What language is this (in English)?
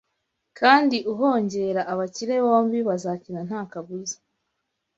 Kinyarwanda